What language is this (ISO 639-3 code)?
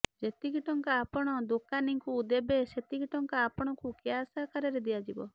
ori